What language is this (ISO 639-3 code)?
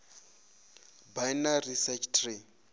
ven